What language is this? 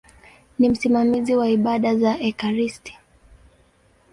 Swahili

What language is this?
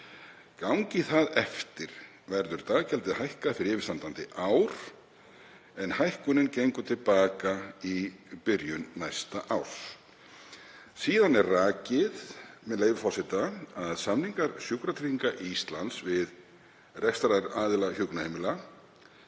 Icelandic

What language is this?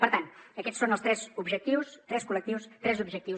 Catalan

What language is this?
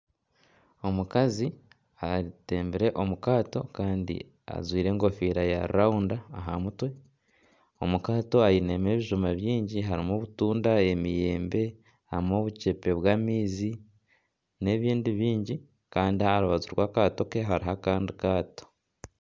Nyankole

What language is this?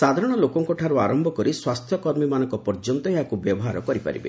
Odia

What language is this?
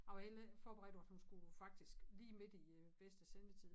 Danish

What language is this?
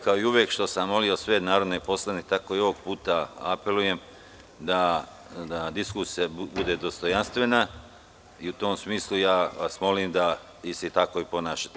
Serbian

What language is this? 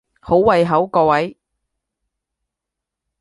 Cantonese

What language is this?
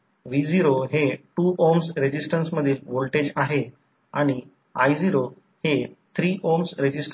Marathi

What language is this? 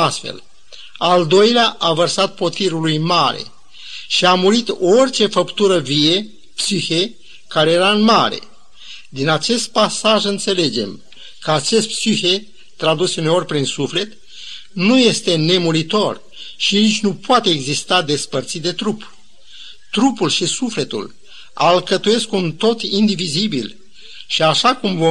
Romanian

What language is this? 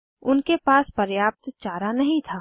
Hindi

